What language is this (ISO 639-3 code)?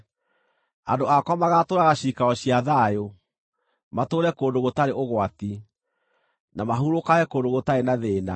kik